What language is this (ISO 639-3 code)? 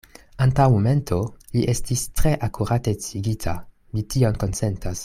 epo